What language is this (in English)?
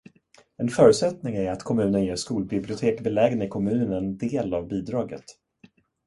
Swedish